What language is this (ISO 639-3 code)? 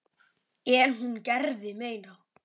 isl